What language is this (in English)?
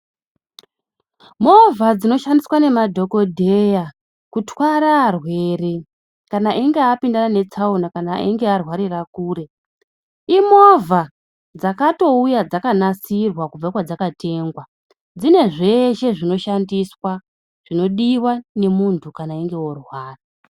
Ndau